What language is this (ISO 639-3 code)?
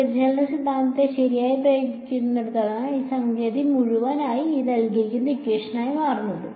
mal